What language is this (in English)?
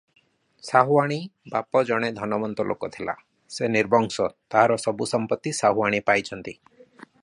Odia